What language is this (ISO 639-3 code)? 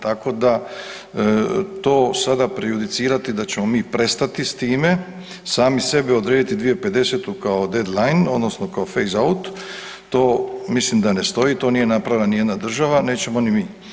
hrv